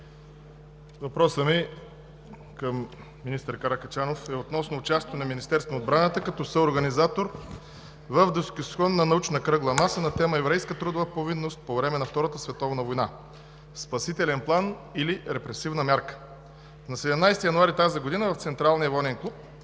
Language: Bulgarian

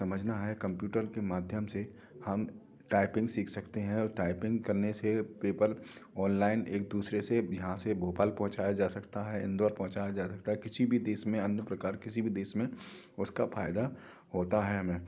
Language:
Hindi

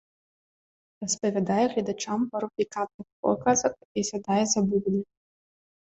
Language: Belarusian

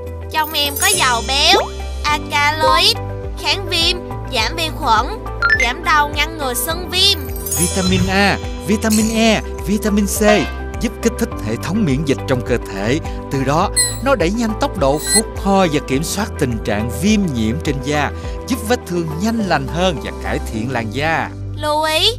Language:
Vietnamese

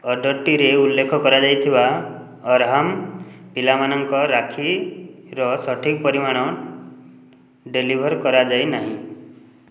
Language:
Odia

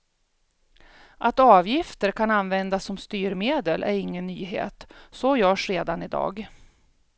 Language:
Swedish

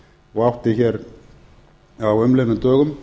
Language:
Icelandic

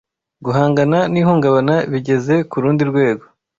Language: Kinyarwanda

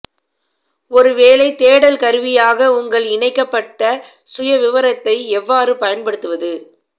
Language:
Tamil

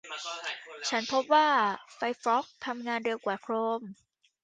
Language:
Thai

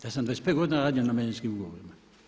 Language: Croatian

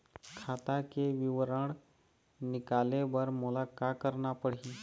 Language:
Chhattisgarhi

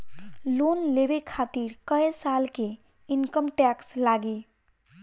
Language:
Bhojpuri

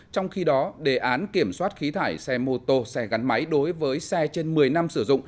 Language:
Vietnamese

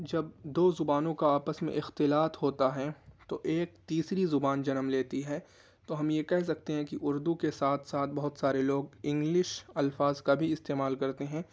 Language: Urdu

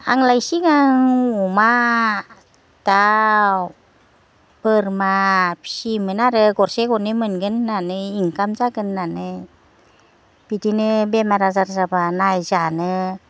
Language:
Bodo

